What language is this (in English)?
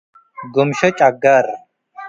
Tigre